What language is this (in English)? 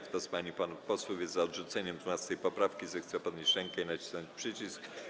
Polish